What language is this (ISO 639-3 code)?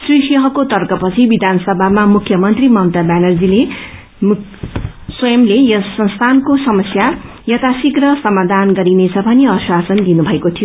nep